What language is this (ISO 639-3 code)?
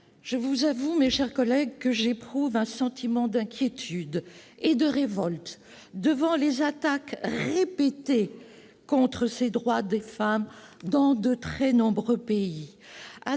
fra